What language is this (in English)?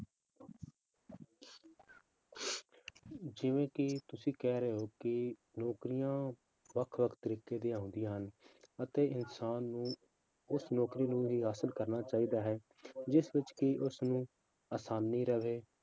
Punjabi